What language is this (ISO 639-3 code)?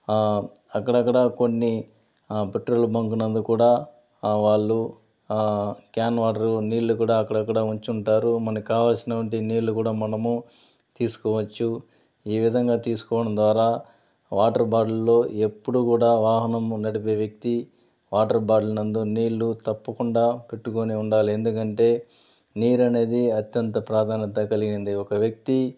tel